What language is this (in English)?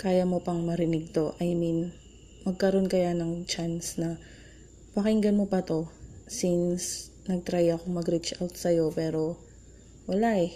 Filipino